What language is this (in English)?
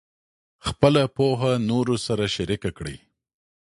Pashto